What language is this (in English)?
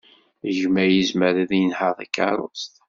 Kabyle